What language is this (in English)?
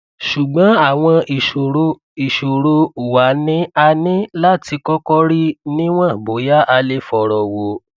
Yoruba